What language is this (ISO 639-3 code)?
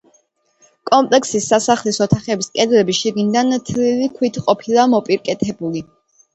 kat